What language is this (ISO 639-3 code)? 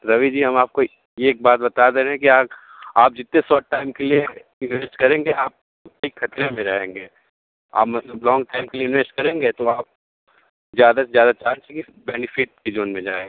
hin